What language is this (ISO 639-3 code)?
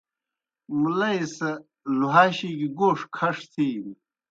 plk